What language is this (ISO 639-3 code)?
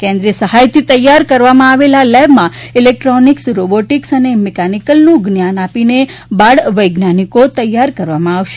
guj